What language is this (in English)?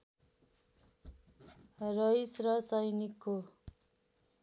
Nepali